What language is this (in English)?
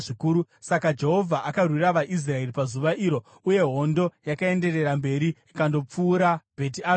Shona